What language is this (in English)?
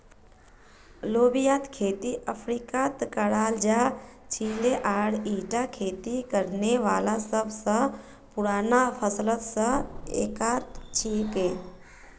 Magahi